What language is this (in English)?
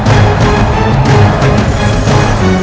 Indonesian